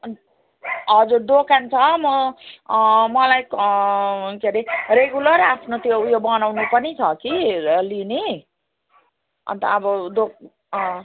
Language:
Nepali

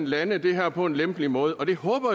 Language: Danish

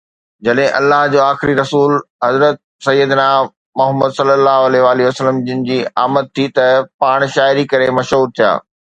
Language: Sindhi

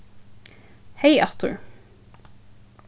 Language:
Faroese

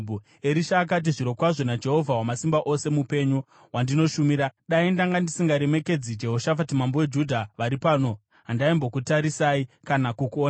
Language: Shona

